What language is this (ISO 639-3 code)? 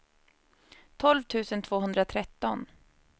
swe